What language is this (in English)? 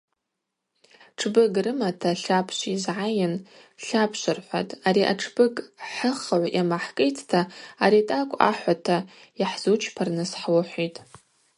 Abaza